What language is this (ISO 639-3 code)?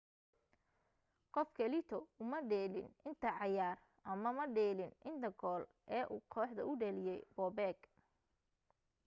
som